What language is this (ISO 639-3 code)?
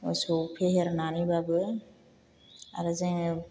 brx